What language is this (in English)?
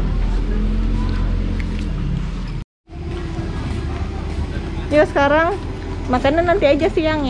Indonesian